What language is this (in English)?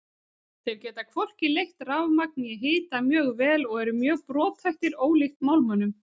Icelandic